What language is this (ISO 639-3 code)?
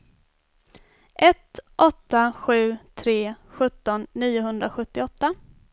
swe